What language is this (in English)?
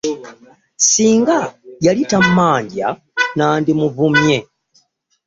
Ganda